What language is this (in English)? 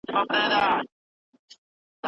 Pashto